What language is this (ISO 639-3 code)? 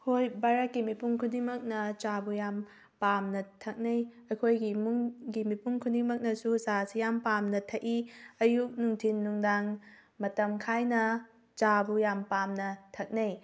mni